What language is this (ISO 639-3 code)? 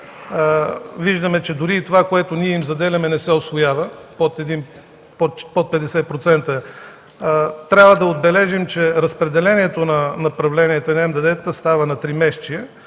bul